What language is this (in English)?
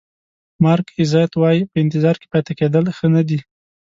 Pashto